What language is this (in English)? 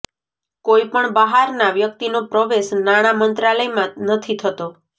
Gujarati